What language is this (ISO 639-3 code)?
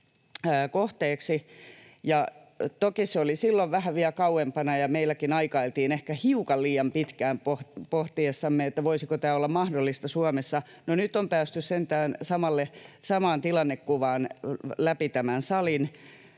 fin